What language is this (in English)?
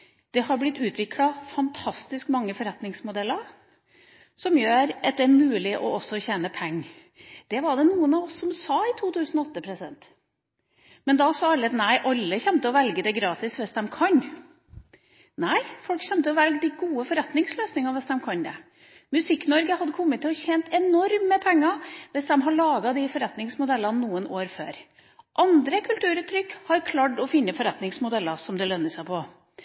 Norwegian Bokmål